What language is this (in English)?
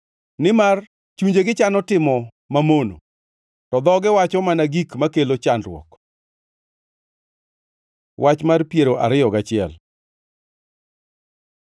Luo (Kenya and Tanzania)